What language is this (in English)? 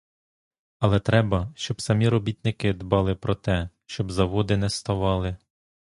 Ukrainian